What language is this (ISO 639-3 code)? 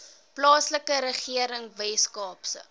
afr